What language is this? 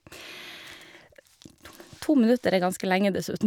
Norwegian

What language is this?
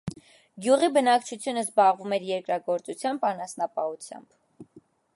Armenian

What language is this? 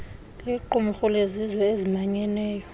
Xhosa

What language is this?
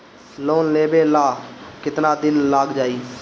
Bhojpuri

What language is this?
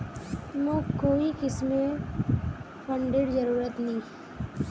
Magahi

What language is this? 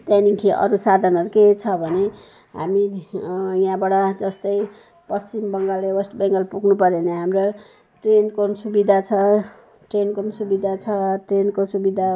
Nepali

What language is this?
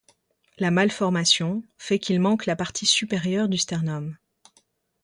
French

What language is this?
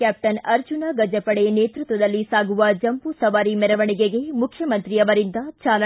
Kannada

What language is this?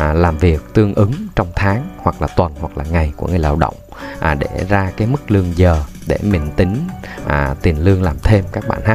Vietnamese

